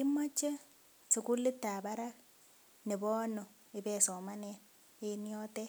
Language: Kalenjin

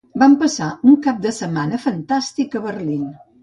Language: Catalan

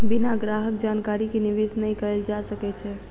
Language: Maithili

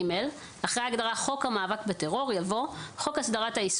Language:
Hebrew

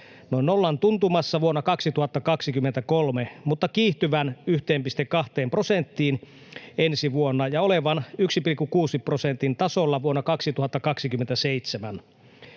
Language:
Finnish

